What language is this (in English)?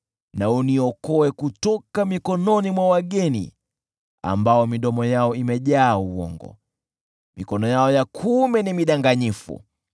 Swahili